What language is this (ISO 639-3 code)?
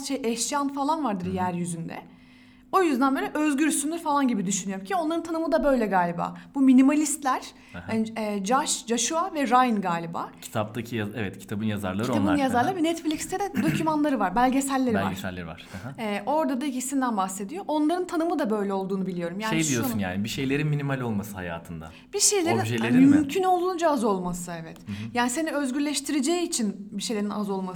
tur